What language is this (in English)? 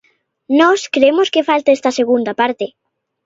Galician